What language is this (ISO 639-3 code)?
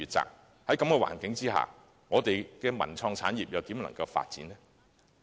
yue